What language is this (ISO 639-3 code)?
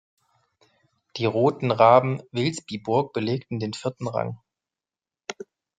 deu